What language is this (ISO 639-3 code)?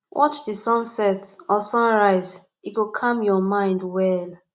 pcm